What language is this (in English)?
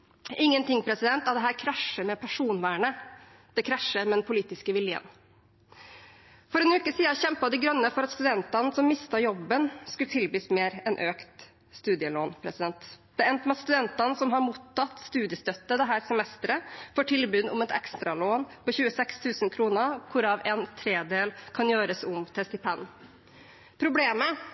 Norwegian Bokmål